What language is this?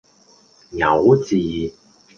Cantonese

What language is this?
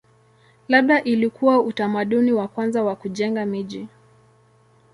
Swahili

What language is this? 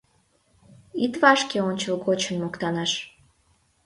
Mari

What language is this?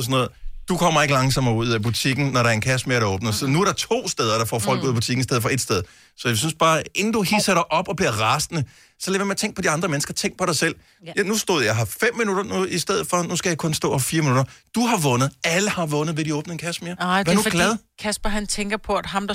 Danish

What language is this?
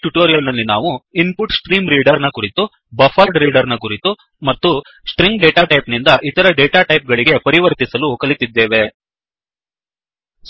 Kannada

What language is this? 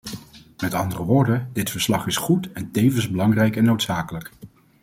Dutch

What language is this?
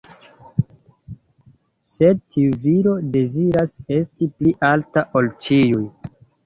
Esperanto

